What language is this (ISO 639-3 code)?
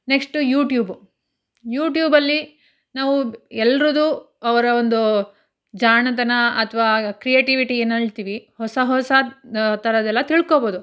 kan